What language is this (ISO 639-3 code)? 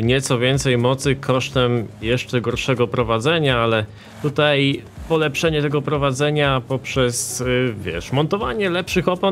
pol